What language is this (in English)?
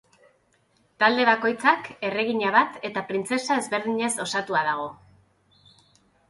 Basque